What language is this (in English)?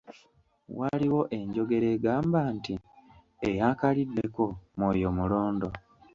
Ganda